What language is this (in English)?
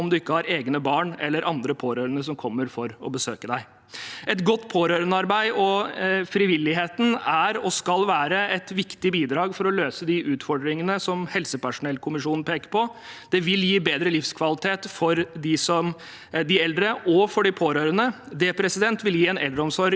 Norwegian